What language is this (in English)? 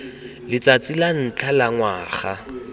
Tswana